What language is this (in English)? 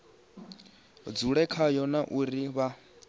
Venda